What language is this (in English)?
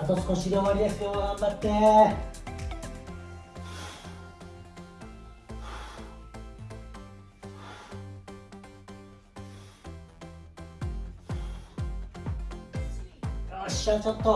Japanese